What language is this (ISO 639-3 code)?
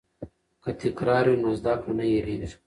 pus